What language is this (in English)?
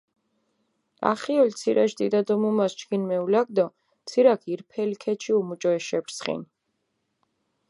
Mingrelian